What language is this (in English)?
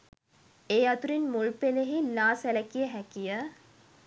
Sinhala